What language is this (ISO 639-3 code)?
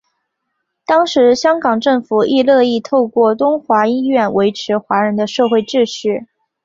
zho